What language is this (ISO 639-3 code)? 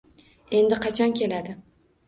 uzb